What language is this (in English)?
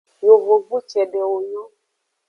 Aja (Benin)